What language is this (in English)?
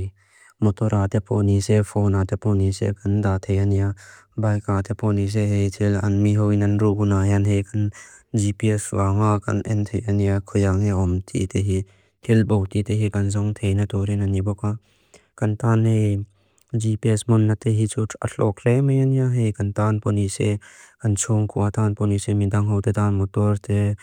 Mizo